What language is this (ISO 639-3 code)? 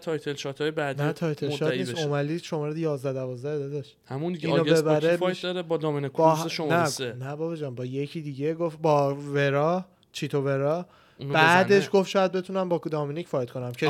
fas